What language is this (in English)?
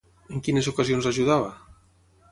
Catalan